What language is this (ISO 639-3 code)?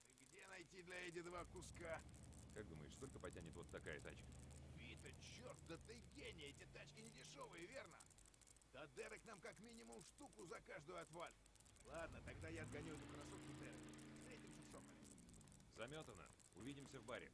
rus